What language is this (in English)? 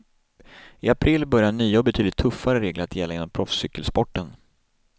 Swedish